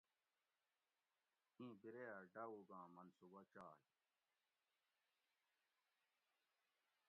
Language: Gawri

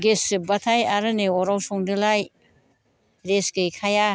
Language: Bodo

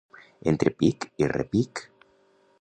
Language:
Catalan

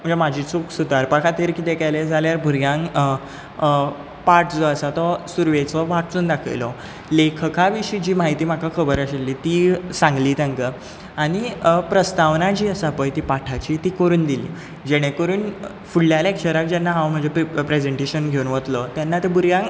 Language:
Konkani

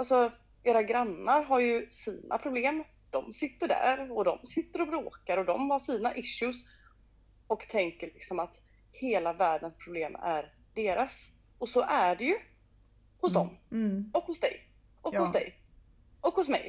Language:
Swedish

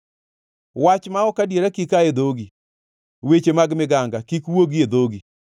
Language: Luo (Kenya and Tanzania)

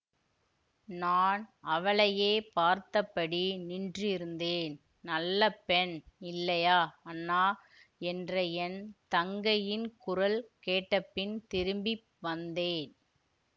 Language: Tamil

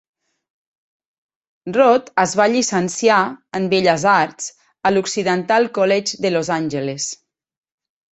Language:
Catalan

